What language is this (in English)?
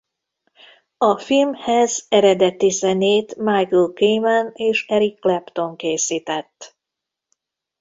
Hungarian